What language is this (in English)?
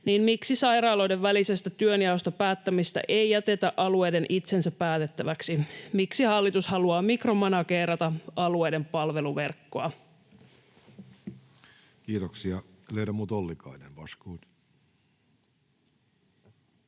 Finnish